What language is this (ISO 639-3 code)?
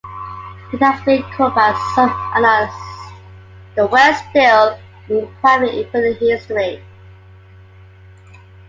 eng